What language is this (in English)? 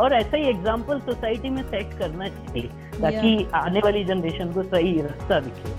Hindi